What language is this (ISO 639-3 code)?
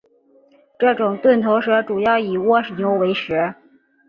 zho